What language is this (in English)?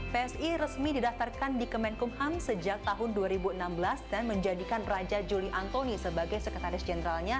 Indonesian